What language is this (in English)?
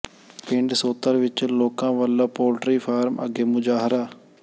Punjabi